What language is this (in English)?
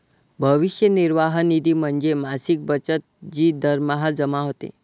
Marathi